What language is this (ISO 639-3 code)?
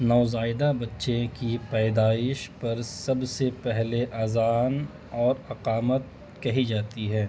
urd